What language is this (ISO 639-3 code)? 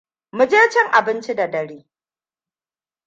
hau